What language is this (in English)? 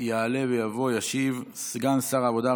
Hebrew